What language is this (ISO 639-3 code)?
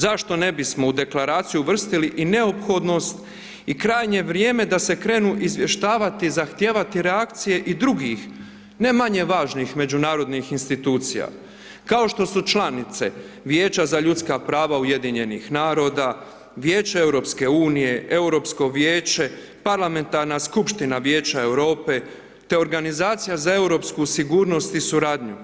hrv